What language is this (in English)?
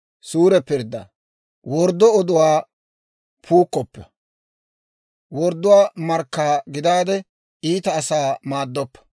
Dawro